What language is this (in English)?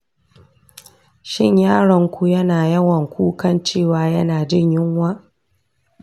Hausa